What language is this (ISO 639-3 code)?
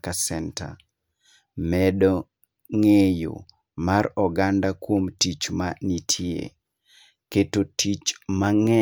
luo